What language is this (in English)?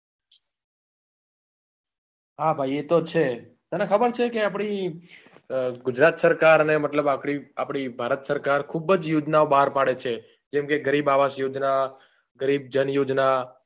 Gujarati